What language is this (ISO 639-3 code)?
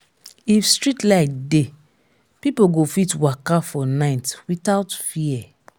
pcm